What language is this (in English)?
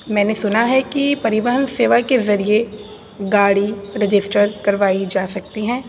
Urdu